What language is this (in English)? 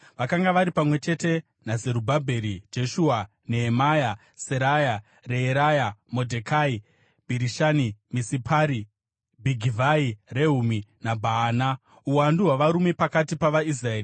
Shona